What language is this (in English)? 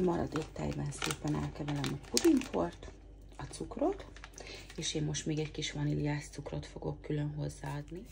Hungarian